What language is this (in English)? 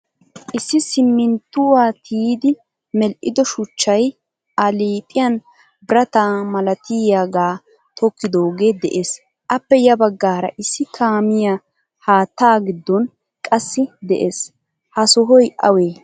Wolaytta